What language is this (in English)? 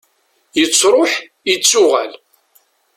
Kabyle